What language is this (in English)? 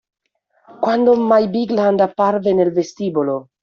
Italian